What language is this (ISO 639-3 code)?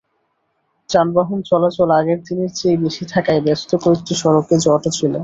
ben